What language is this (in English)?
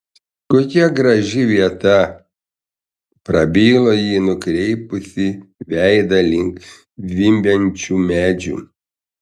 Lithuanian